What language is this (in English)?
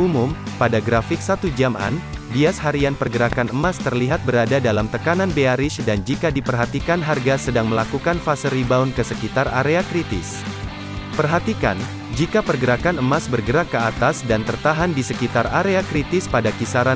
Indonesian